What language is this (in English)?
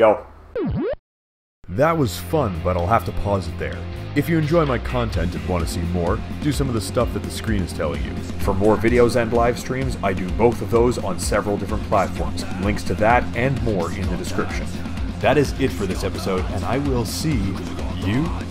English